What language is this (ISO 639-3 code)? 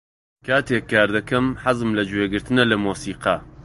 ckb